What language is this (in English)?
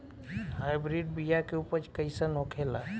Bhojpuri